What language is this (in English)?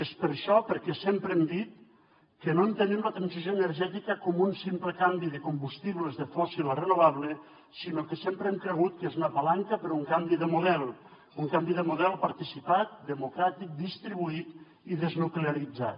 Catalan